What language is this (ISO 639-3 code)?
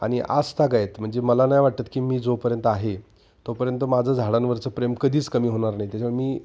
mar